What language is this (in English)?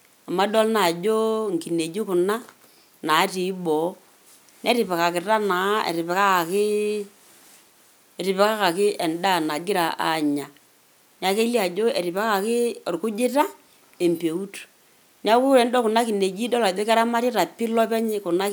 Masai